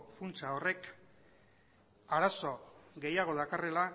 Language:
Basque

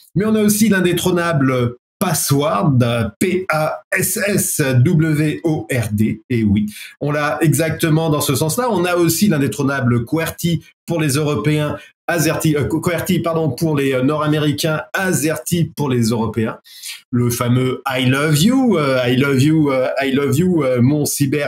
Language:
French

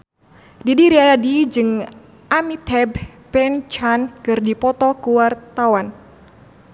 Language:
Sundanese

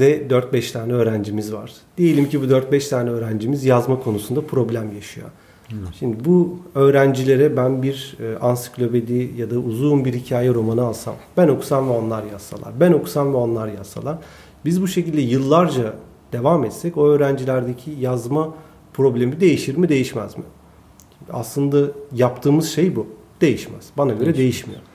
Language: Turkish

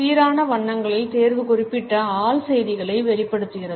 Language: Tamil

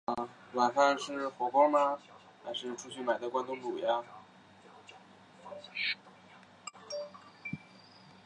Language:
Chinese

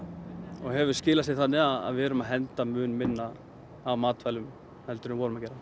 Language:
Icelandic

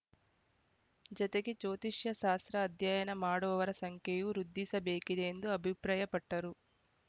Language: Kannada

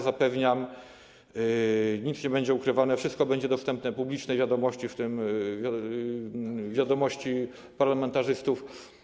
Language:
Polish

